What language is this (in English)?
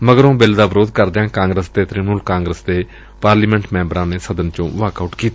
Punjabi